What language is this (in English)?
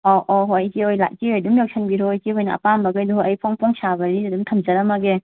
Manipuri